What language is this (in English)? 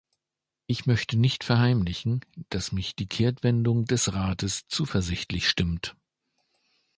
German